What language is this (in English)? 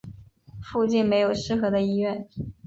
Chinese